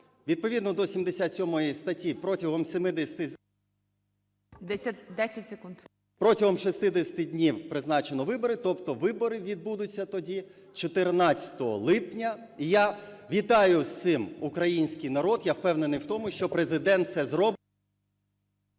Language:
Ukrainian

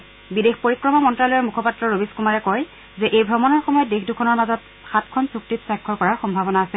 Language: Assamese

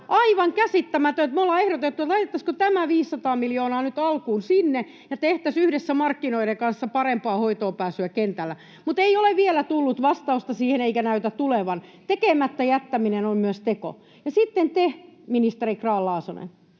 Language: Finnish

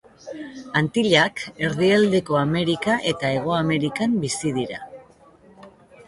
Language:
Basque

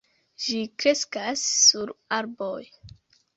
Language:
Esperanto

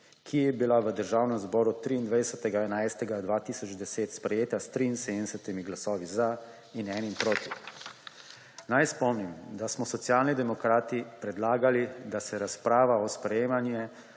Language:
Slovenian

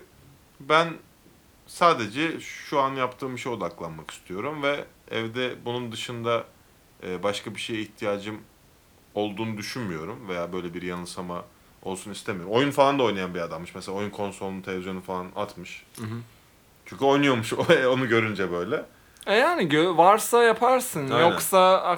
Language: Turkish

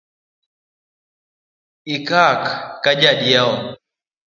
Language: Luo (Kenya and Tanzania)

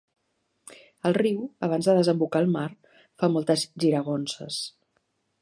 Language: Catalan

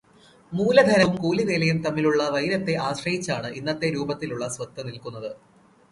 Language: Malayalam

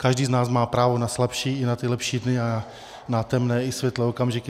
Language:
Czech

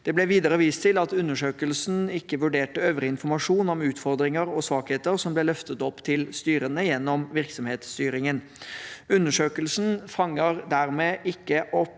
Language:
Norwegian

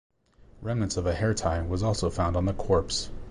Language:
English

